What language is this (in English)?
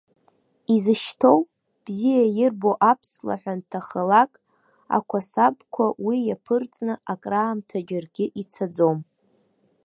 Abkhazian